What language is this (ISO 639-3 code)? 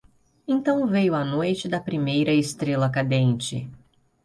por